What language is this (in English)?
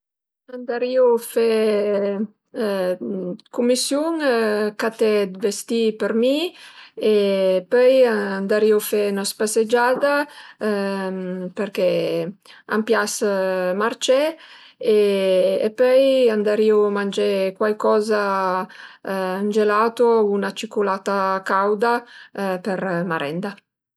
Piedmontese